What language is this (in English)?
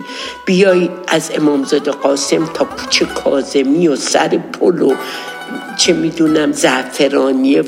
Persian